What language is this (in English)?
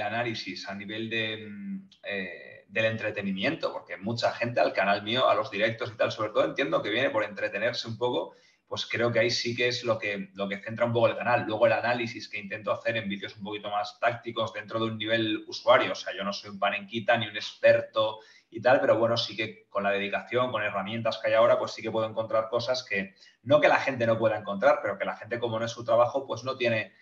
Spanish